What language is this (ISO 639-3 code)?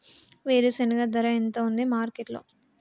tel